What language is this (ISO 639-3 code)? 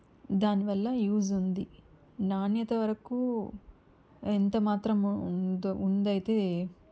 tel